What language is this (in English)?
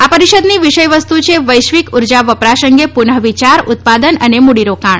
Gujarati